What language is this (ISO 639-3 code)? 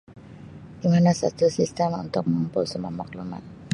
msi